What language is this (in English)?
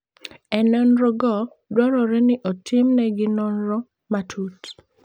Luo (Kenya and Tanzania)